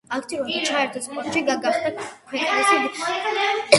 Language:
Georgian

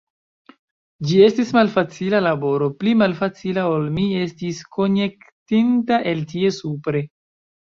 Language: Esperanto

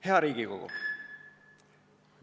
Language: Estonian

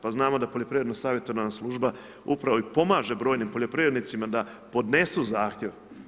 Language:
Croatian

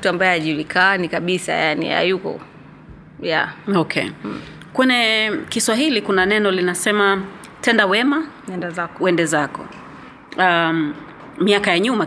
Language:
Swahili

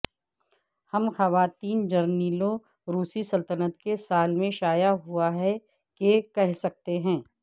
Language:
Urdu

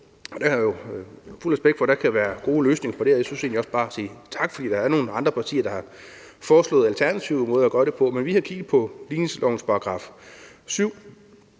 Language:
Danish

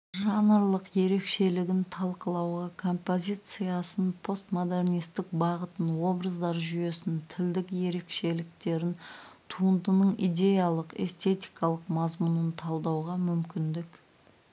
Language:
Kazakh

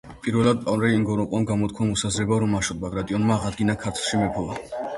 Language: Georgian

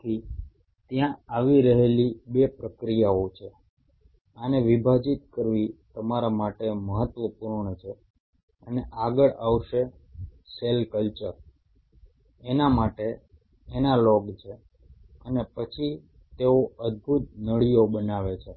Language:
Gujarati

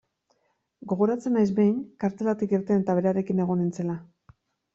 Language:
Basque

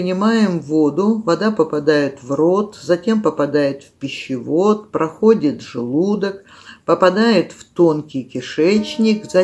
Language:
Russian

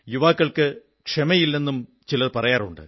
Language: Malayalam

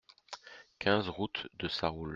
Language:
French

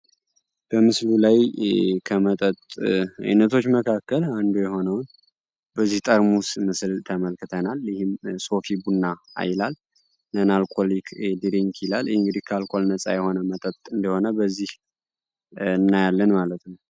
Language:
Amharic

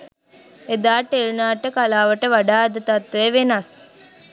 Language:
Sinhala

